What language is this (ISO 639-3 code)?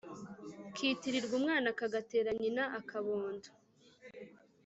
kin